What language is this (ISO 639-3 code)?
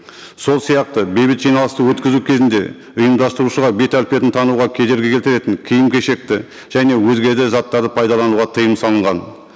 kaz